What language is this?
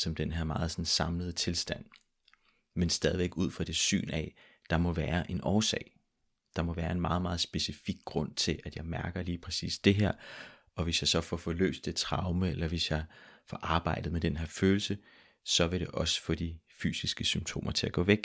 Danish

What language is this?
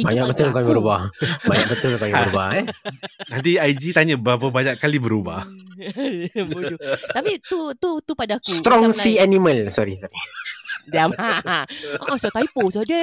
Malay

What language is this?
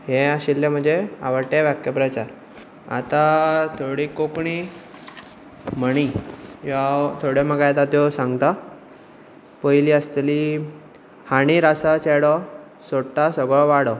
Konkani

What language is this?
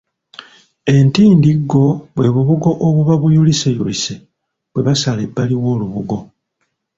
Ganda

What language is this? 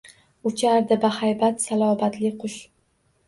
Uzbek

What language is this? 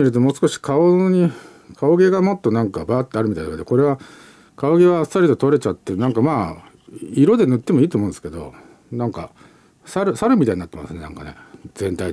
Japanese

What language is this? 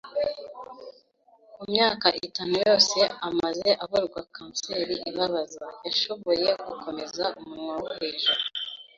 Kinyarwanda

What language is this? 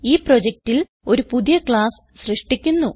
Malayalam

